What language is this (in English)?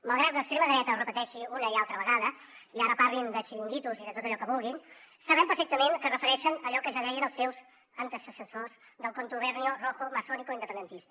Catalan